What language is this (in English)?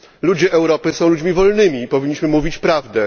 Polish